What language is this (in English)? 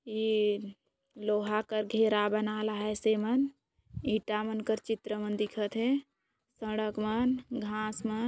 Sadri